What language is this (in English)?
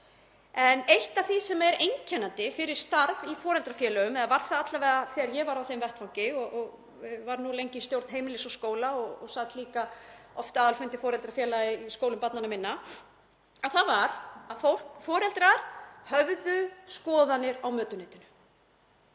Icelandic